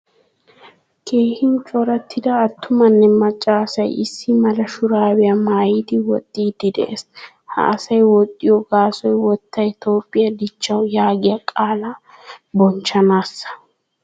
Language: Wolaytta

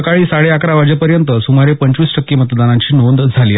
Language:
Marathi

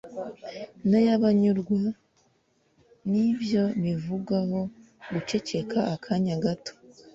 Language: Kinyarwanda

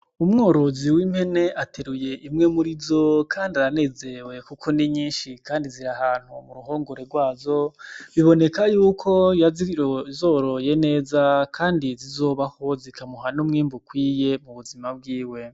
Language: Rundi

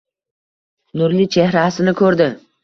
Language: Uzbek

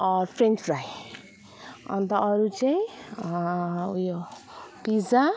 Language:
Nepali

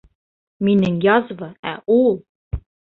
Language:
Bashkir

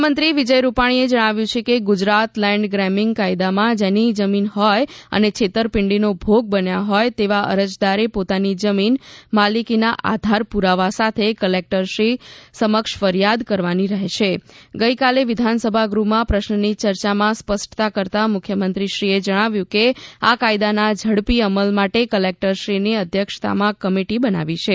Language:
Gujarati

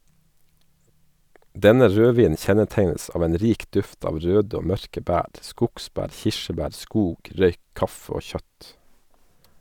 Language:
Norwegian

